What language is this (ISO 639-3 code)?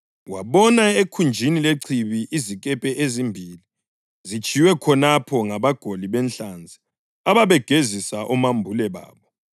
nde